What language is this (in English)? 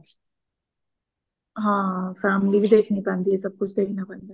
Punjabi